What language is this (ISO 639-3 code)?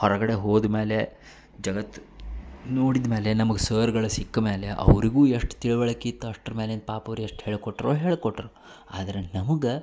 kan